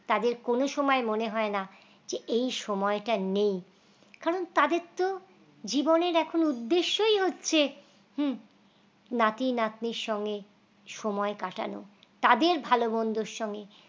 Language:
Bangla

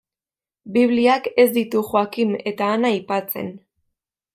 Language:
Basque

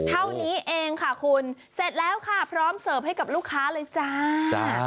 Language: Thai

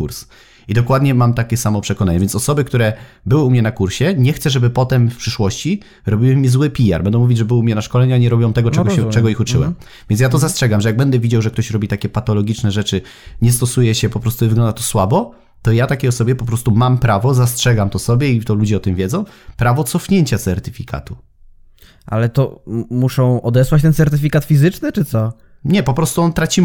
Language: Polish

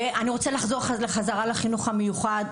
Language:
Hebrew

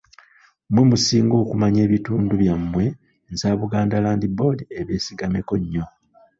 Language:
Ganda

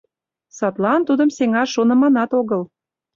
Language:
Mari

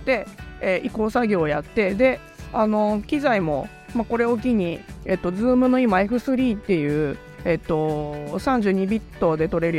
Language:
Japanese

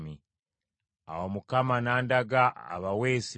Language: Ganda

